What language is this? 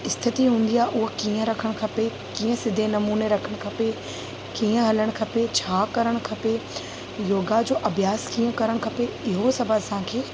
Sindhi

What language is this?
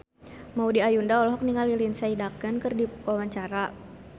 Sundanese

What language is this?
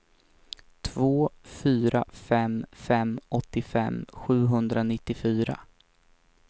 Swedish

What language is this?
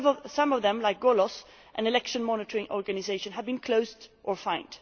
English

